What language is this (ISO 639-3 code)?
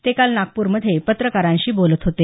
mar